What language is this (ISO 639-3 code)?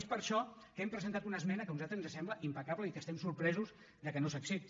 cat